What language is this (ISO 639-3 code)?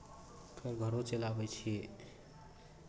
mai